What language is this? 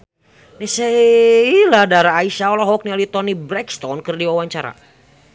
Sundanese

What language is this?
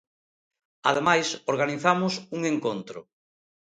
Galician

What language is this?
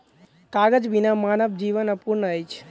Maithili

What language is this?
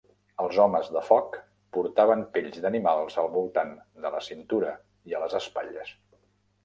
Catalan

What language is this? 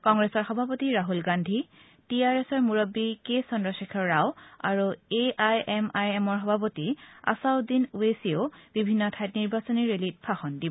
Assamese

